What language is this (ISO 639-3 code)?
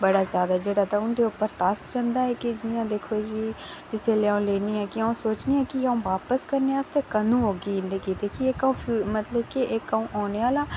doi